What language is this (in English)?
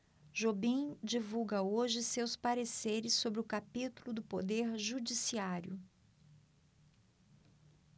Portuguese